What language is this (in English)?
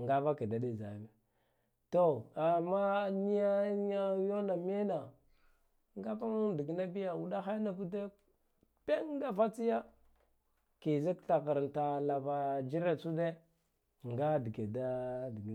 Guduf-Gava